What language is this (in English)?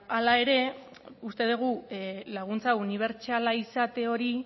Basque